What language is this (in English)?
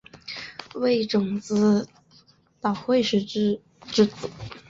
Chinese